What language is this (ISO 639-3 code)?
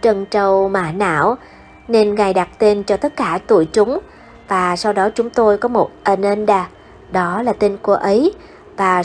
vie